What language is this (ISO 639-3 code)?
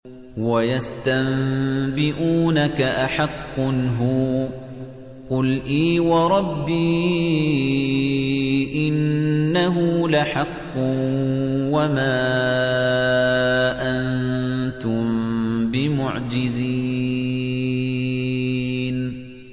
ara